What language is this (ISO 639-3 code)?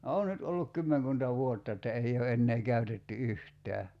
fin